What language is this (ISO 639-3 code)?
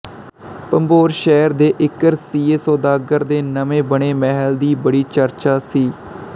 pan